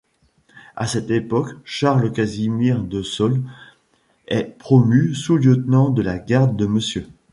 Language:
French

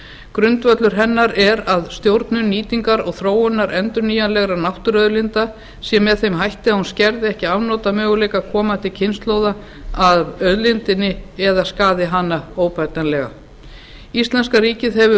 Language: Icelandic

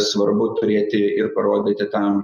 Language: Lithuanian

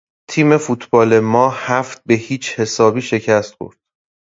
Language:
Persian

